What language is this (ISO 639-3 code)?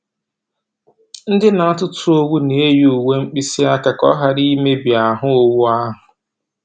ibo